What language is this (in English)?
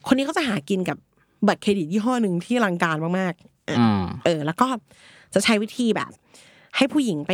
Thai